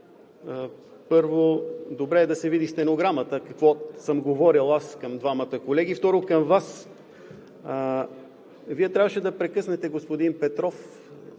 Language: Bulgarian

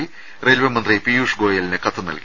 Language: Malayalam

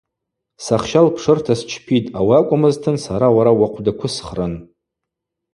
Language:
Abaza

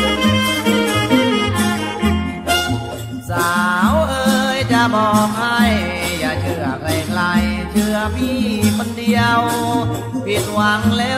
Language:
Thai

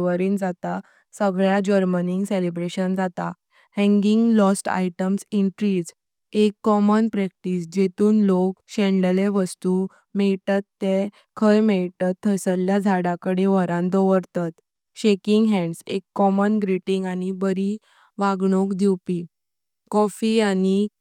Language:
Konkani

